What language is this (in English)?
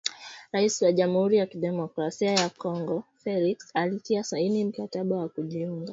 Swahili